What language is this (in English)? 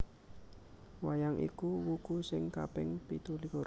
Javanese